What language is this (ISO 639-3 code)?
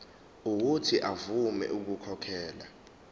zul